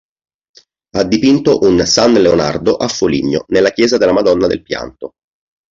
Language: Italian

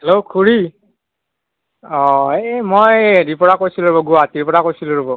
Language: Assamese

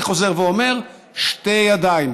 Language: Hebrew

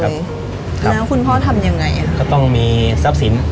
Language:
Thai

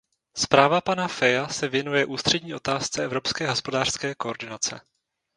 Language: Czech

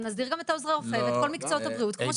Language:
Hebrew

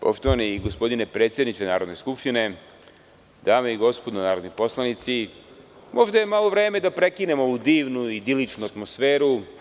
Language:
Serbian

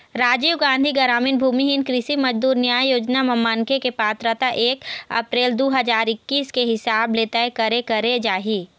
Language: Chhattisgarhi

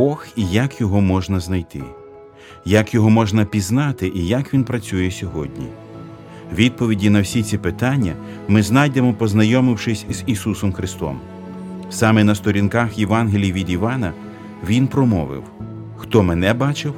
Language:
Ukrainian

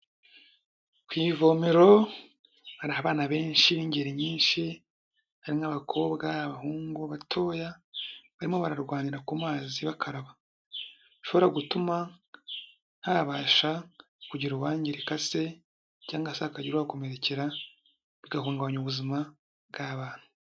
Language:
Kinyarwanda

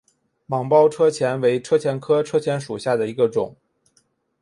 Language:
Chinese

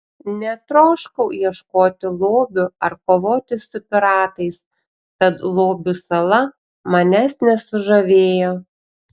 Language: Lithuanian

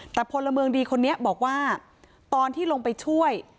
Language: Thai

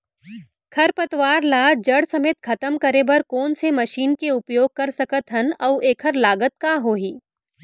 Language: Chhattisgarhi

